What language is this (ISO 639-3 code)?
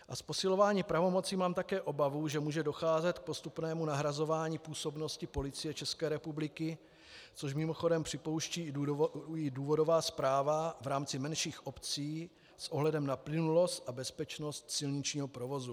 ces